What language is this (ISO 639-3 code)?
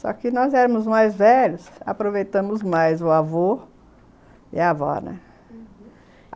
por